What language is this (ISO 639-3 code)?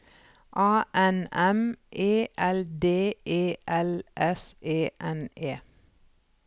nor